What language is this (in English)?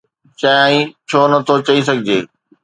Sindhi